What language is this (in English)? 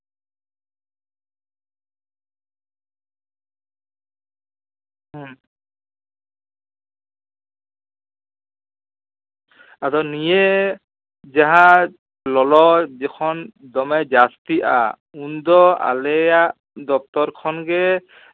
Santali